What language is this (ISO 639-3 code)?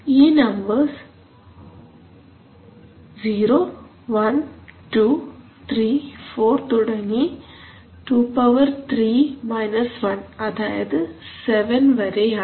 mal